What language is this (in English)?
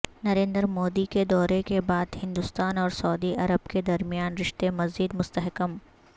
Urdu